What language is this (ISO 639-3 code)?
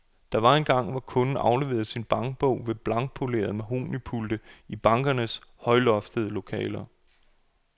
dan